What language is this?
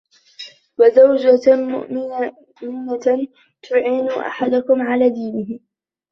Arabic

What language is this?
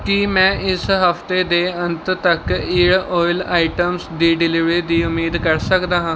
Punjabi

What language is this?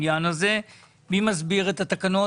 Hebrew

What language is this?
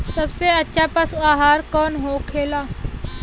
Bhojpuri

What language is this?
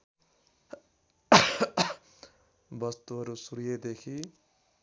Nepali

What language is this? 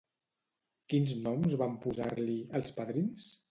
Catalan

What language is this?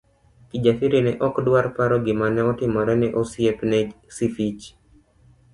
Luo (Kenya and Tanzania)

